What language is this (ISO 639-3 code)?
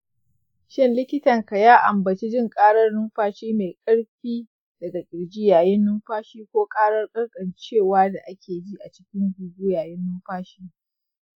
hau